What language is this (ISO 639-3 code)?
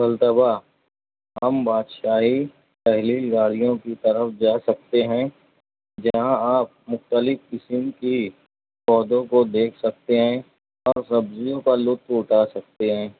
urd